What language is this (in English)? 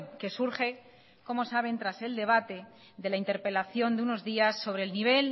Spanish